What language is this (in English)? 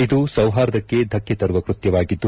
Kannada